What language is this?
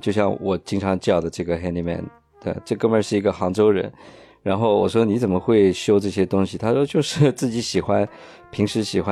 Chinese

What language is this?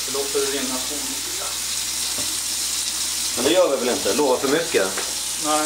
Swedish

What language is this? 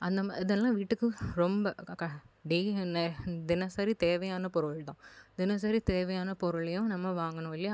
Tamil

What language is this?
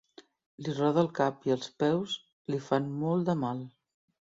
Catalan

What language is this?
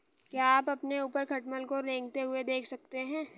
Hindi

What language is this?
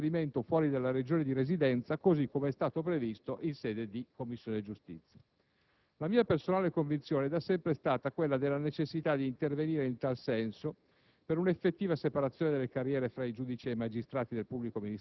Italian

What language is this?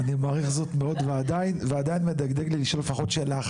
Hebrew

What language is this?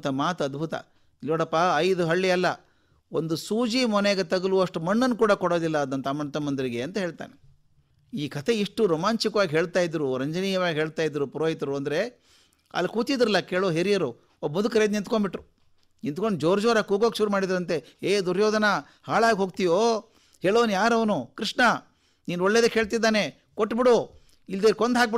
Hindi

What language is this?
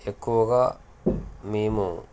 Telugu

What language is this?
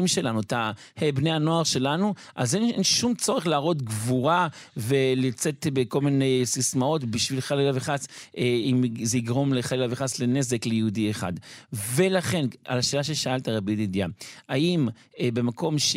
Hebrew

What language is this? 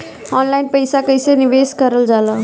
Bhojpuri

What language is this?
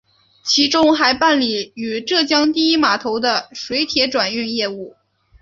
Chinese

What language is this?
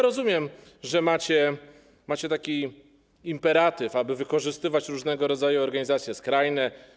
Polish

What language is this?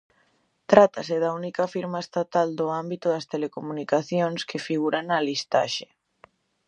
Galician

